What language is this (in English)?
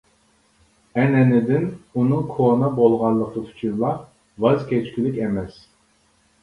Uyghur